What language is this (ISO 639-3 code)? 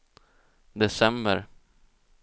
swe